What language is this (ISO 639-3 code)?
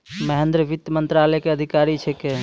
mai